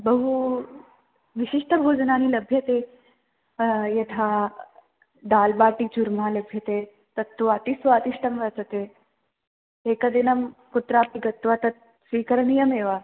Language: Sanskrit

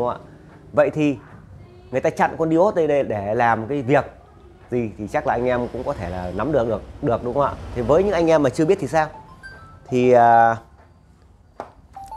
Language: Vietnamese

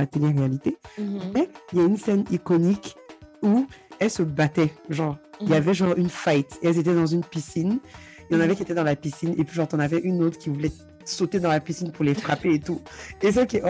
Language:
French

